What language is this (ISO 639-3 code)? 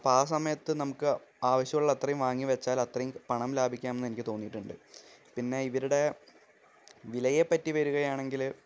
mal